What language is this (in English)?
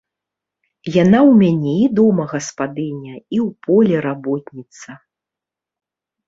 Belarusian